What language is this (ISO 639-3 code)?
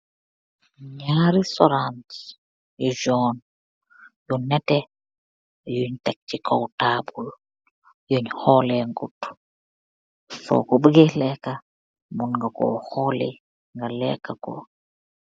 wol